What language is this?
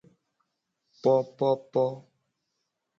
Gen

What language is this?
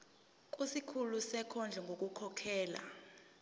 Zulu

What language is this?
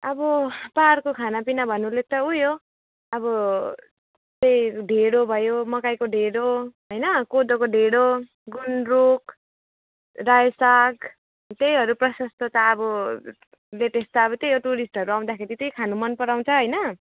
Nepali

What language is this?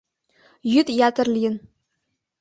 Mari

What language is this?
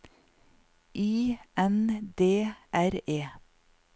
Norwegian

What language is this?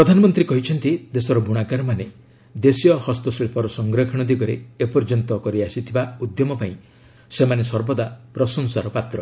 Odia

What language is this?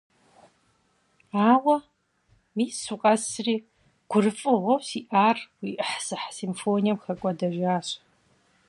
Kabardian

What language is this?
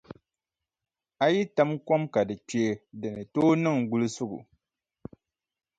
Dagbani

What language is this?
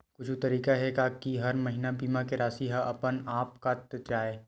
Chhattisgarhi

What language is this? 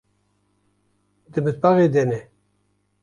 Kurdish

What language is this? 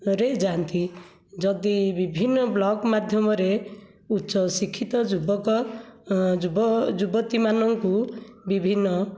Odia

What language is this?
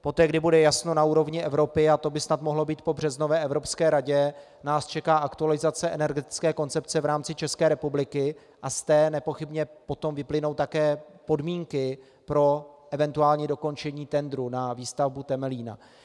Czech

